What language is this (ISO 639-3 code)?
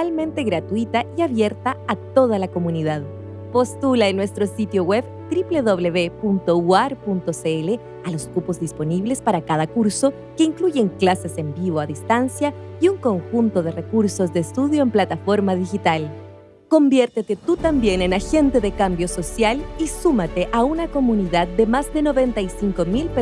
spa